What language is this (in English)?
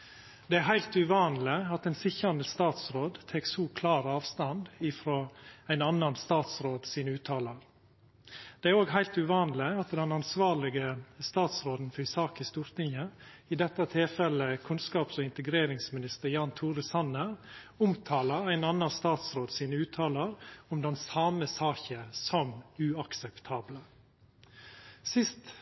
Norwegian Nynorsk